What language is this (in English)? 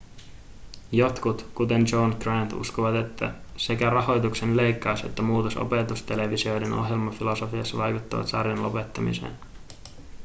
Finnish